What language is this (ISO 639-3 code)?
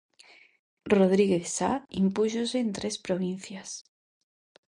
glg